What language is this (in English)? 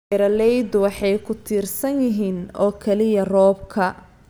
Somali